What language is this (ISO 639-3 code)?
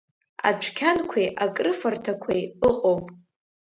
abk